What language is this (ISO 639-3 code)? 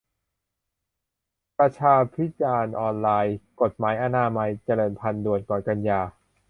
tha